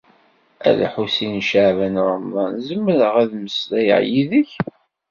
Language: Kabyle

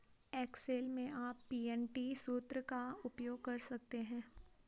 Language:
Hindi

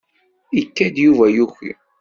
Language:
Kabyle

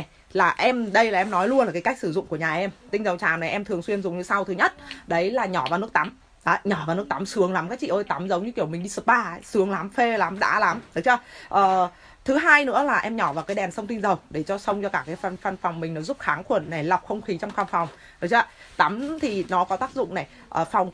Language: Vietnamese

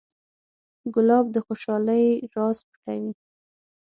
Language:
Pashto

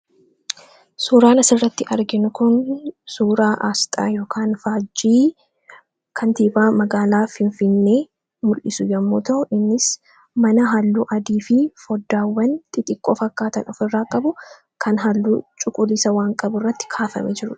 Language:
Oromo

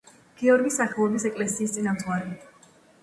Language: Georgian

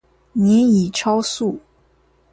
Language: Chinese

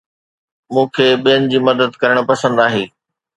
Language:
Sindhi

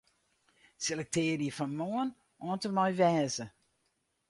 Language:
Western Frisian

